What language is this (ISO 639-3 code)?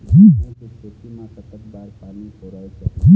hne